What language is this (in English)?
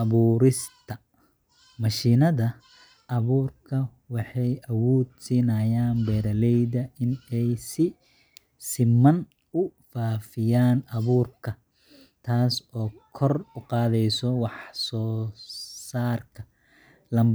Somali